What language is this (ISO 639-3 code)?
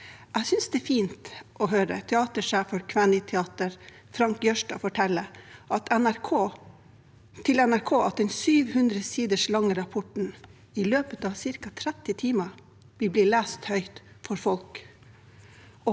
nor